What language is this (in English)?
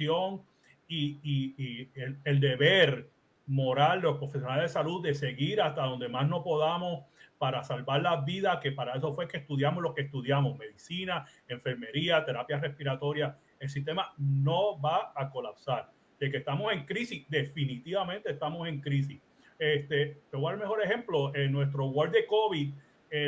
Spanish